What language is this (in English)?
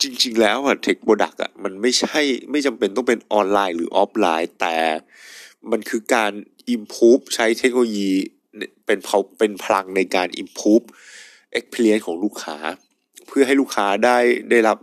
Thai